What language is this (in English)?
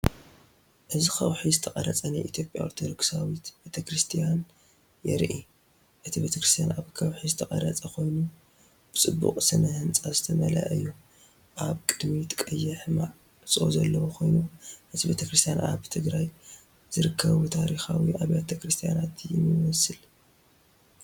Tigrinya